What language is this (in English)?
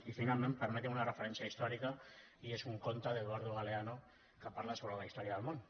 Catalan